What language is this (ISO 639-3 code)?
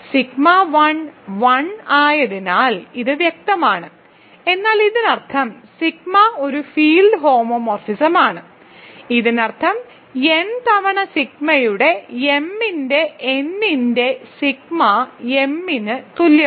mal